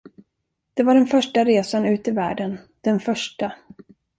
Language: Swedish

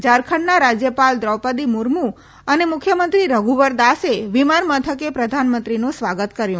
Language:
Gujarati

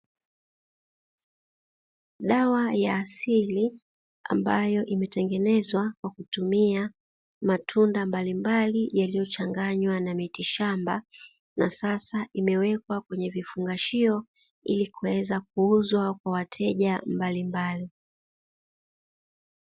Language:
Swahili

